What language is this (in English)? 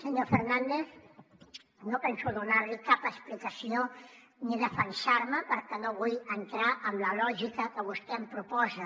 Catalan